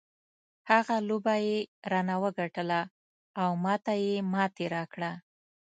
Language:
Pashto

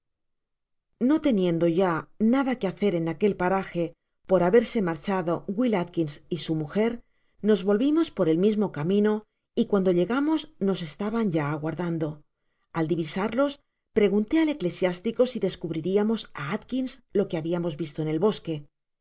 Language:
Spanish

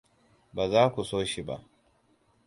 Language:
Hausa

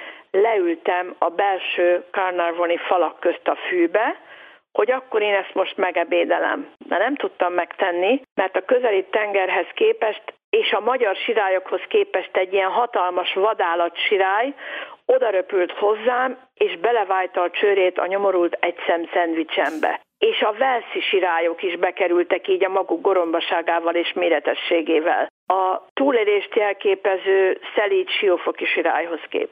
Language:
Hungarian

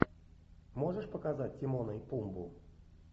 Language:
Russian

